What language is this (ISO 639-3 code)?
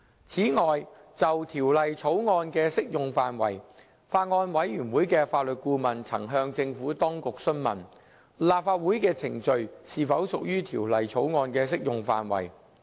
yue